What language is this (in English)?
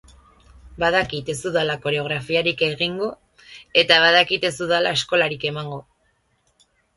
Basque